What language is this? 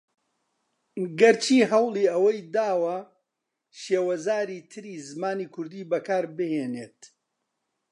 Central Kurdish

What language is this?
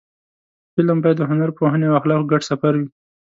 Pashto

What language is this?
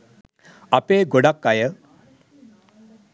Sinhala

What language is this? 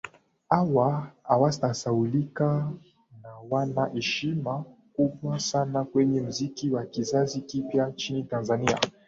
Swahili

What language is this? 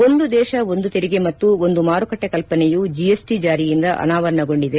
Kannada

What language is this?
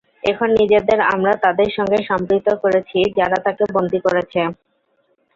Bangla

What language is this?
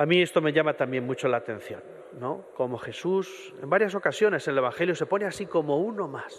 Spanish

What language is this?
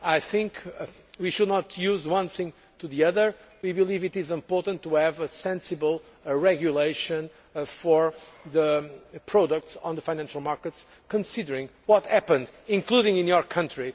English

